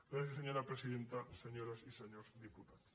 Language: Catalan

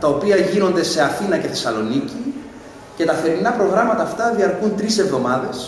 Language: Greek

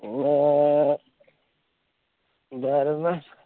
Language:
Malayalam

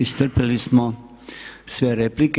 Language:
Croatian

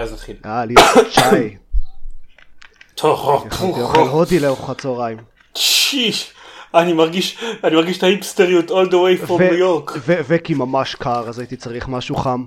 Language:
Hebrew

